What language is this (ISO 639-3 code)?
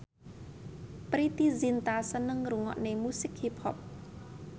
jav